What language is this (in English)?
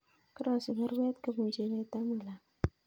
Kalenjin